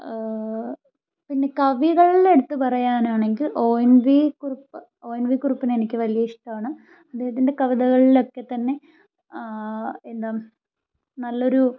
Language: Malayalam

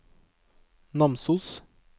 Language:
Norwegian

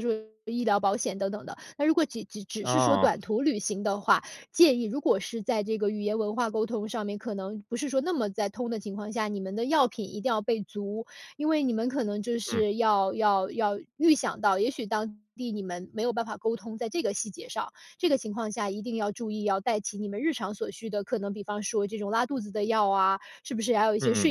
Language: Chinese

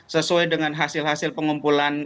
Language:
Indonesian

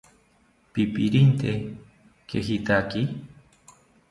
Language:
South Ucayali Ashéninka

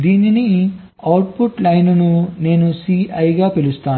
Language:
Telugu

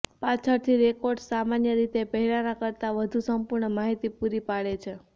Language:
Gujarati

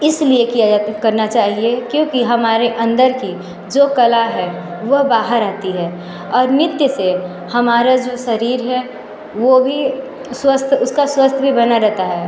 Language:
Hindi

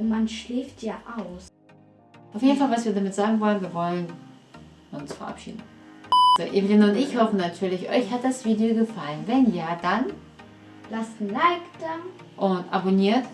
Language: German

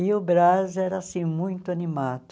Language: Portuguese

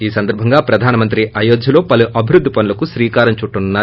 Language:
Telugu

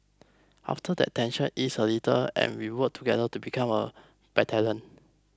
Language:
English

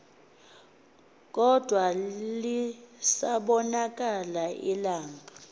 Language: Xhosa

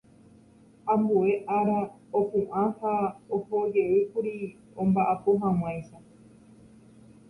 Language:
Guarani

